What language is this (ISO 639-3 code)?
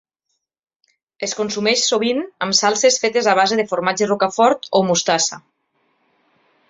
cat